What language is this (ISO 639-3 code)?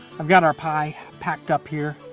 eng